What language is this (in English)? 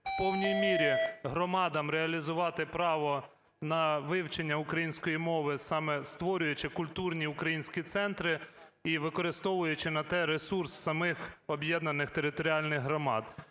Ukrainian